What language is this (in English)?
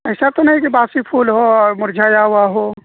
Urdu